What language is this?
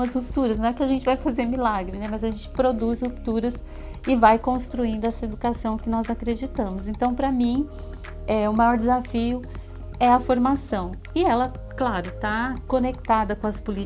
Portuguese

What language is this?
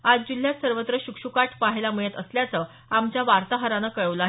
Marathi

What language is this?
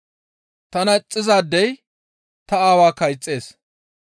Gamo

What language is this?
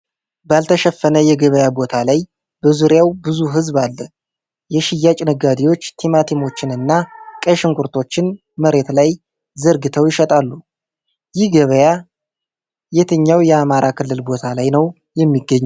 Amharic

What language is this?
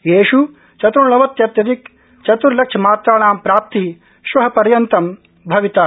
Sanskrit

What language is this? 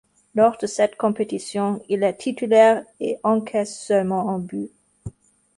French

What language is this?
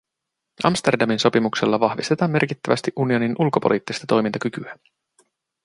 Finnish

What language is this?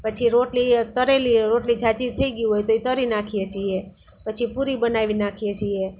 Gujarati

